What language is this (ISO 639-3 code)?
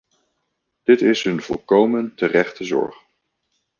nld